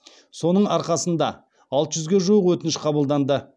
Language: Kazakh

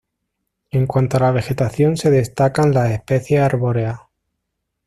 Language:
Spanish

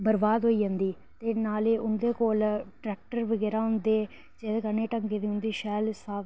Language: Dogri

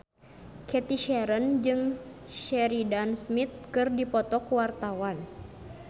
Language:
Sundanese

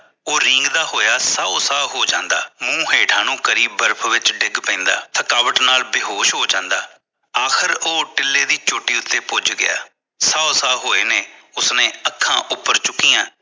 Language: Punjabi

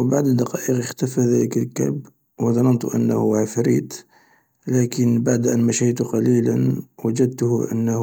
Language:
Algerian Arabic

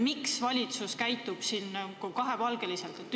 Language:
Estonian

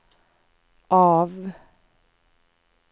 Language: Swedish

